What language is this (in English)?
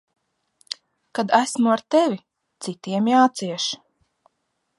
Latvian